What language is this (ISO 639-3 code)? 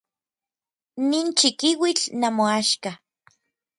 nlv